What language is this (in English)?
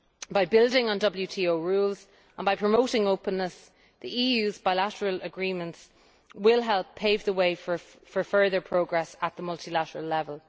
English